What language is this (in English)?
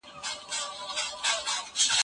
Pashto